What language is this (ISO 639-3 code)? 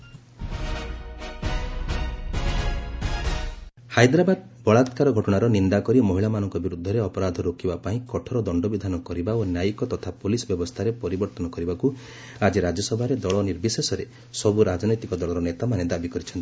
ori